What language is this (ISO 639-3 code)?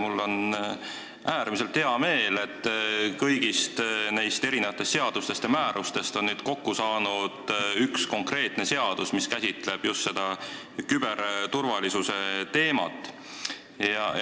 est